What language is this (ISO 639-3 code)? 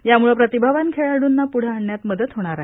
mar